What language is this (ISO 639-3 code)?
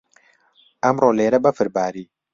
ckb